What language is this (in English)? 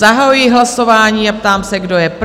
Czech